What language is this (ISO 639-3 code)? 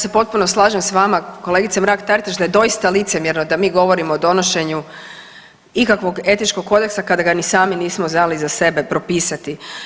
hrv